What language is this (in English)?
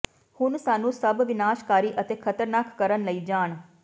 Punjabi